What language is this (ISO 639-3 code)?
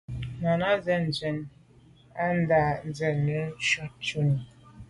byv